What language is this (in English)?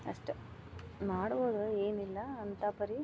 Kannada